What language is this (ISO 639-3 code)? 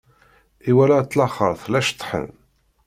kab